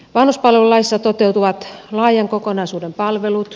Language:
Finnish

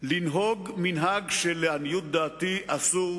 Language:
Hebrew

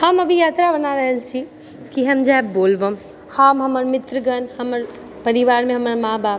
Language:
Maithili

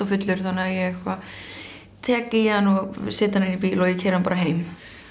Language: Icelandic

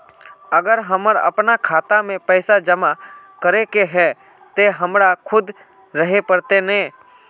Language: Magahi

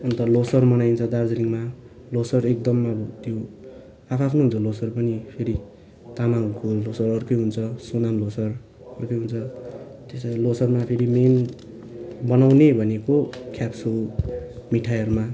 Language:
Nepali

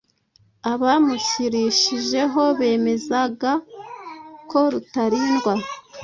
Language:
Kinyarwanda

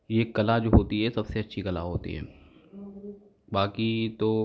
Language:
Hindi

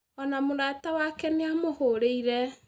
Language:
Kikuyu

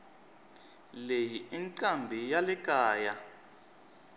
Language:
Tsonga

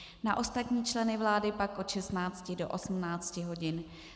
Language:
Czech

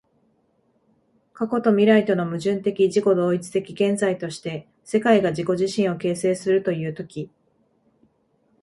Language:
Japanese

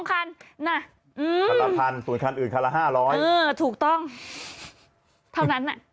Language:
Thai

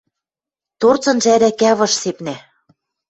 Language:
Western Mari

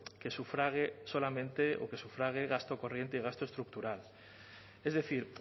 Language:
Spanish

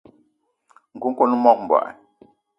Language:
Eton (Cameroon)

